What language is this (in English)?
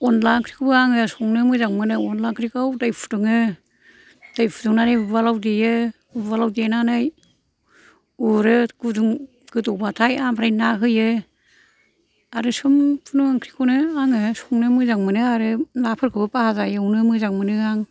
Bodo